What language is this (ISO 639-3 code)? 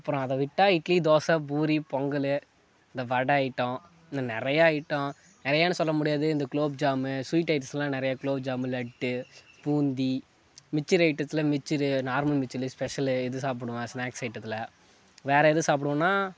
tam